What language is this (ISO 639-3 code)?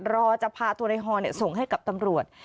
tha